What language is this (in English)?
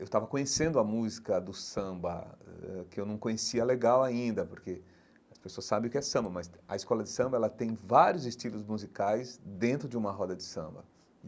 Portuguese